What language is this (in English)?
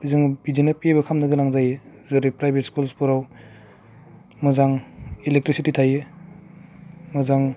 Bodo